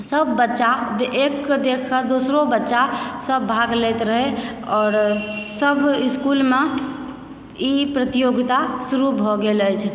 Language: Maithili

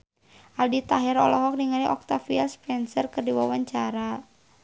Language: Sundanese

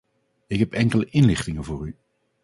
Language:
Dutch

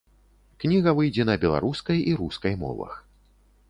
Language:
Belarusian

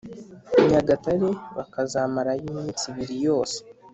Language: Kinyarwanda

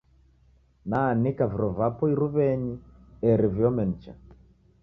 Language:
Taita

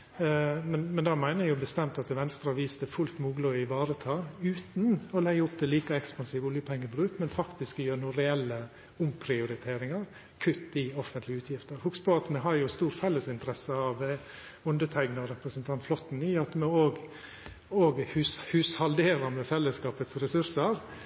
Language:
Norwegian Nynorsk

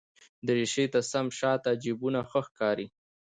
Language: Pashto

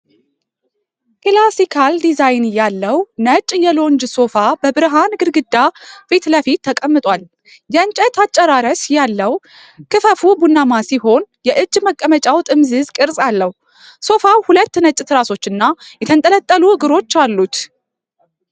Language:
Amharic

